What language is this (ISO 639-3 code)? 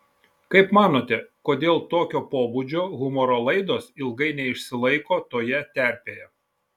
lit